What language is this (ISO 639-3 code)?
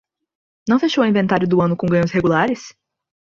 por